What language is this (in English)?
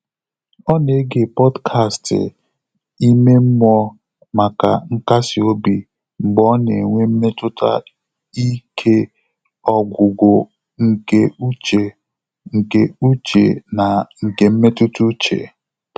Igbo